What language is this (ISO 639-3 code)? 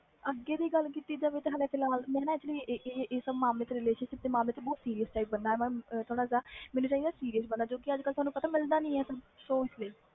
pan